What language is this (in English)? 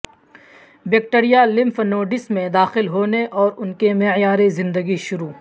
Urdu